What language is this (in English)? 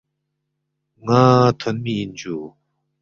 Balti